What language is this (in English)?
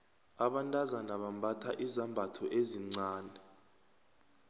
South Ndebele